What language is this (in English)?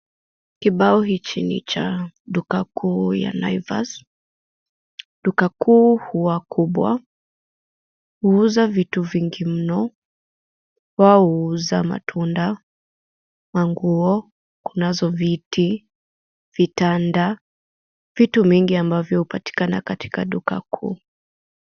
Swahili